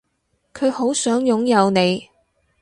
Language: Cantonese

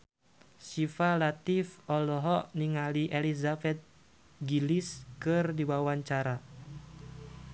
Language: Sundanese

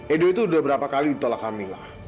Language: Indonesian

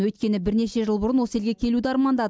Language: Kazakh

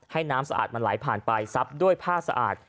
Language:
Thai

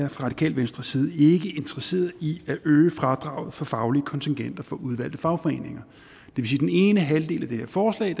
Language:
Danish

